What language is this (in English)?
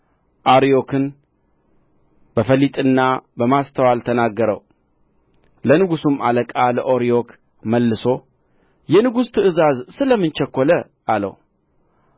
Amharic